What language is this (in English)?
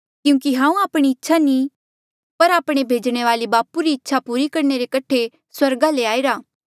Mandeali